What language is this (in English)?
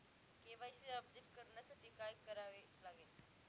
Marathi